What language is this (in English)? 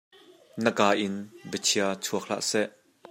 Hakha Chin